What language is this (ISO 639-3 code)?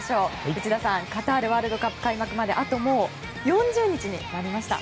jpn